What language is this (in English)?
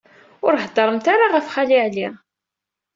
Kabyle